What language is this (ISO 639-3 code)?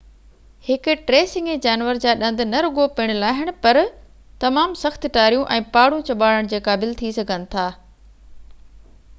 snd